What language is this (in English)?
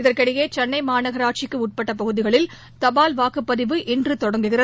Tamil